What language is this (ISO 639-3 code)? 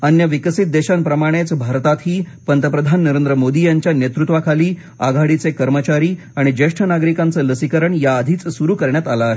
mar